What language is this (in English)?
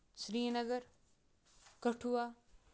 Kashmiri